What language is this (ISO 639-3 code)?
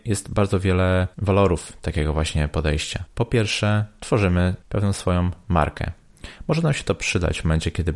pol